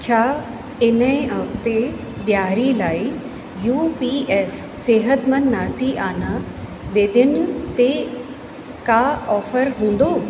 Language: Sindhi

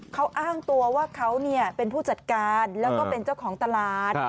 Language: Thai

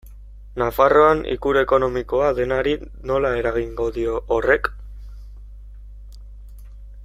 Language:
Basque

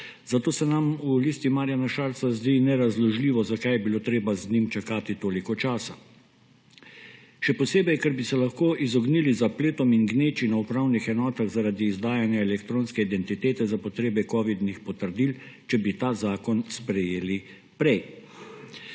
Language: Slovenian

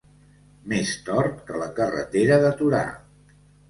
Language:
Catalan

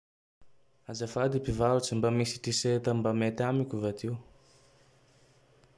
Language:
Tandroy-Mahafaly Malagasy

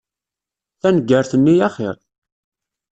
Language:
Kabyle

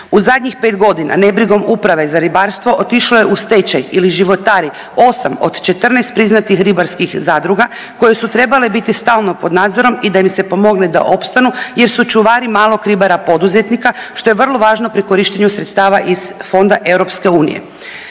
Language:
Croatian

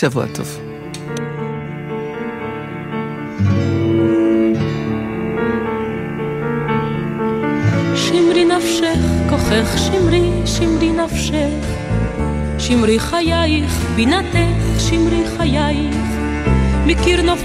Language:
Hebrew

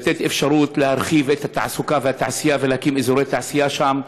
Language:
Hebrew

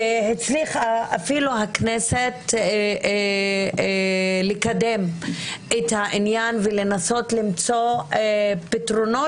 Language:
Hebrew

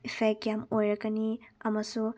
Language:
Manipuri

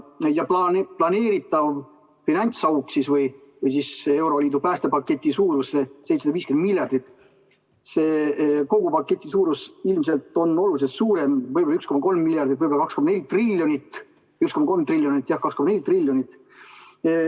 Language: Estonian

